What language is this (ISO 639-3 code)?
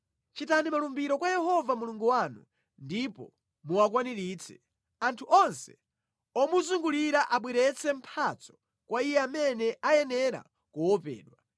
nya